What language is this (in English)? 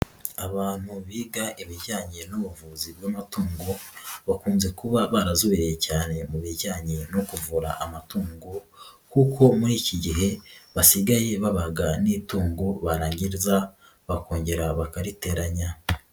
Kinyarwanda